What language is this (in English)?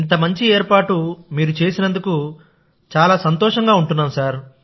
Telugu